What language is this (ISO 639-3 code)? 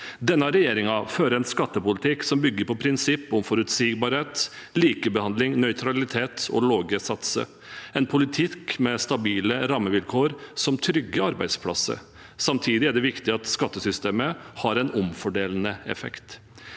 nor